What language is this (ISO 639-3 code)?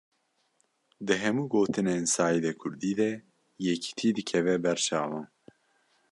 kur